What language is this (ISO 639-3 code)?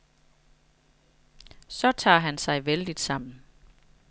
dan